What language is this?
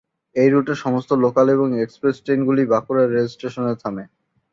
Bangla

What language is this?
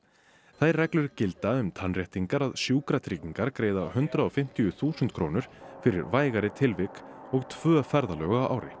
Icelandic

